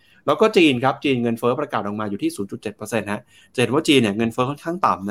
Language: Thai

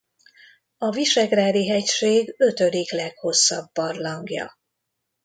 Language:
Hungarian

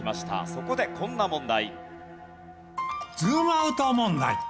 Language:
Japanese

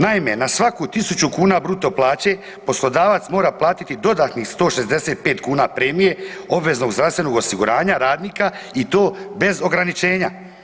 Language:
Croatian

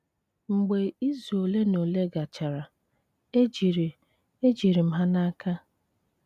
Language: Igbo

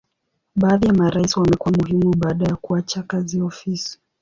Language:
Swahili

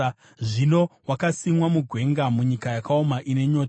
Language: Shona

